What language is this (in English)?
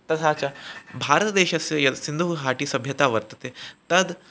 Sanskrit